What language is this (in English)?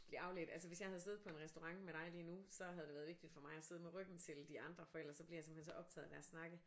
Danish